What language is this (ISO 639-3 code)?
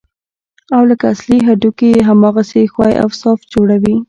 pus